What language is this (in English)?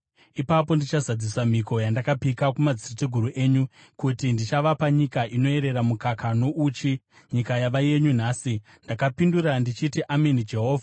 Shona